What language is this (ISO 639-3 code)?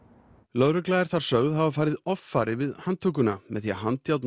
isl